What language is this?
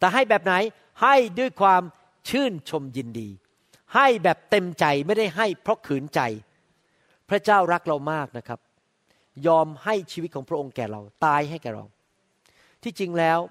Thai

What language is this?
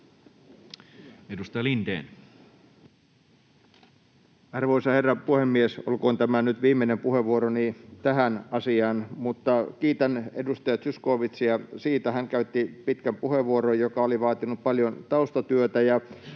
Finnish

